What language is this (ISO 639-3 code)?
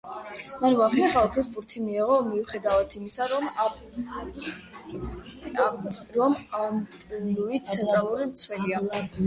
kat